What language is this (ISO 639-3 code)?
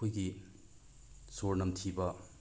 mni